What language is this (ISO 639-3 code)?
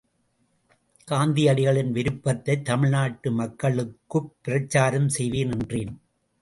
tam